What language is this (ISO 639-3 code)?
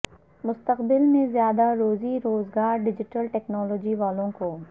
urd